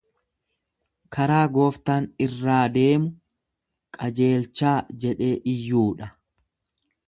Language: Oromo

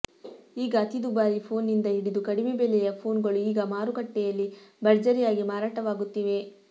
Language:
Kannada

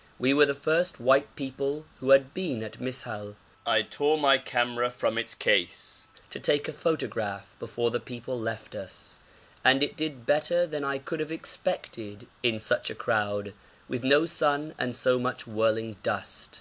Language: English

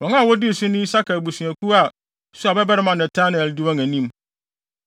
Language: Akan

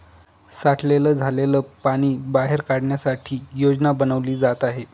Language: Marathi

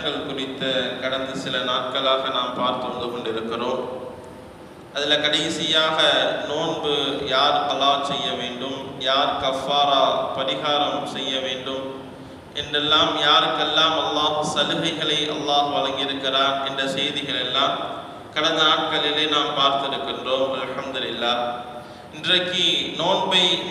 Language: Indonesian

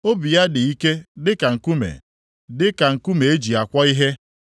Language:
Igbo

